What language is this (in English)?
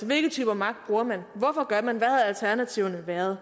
Danish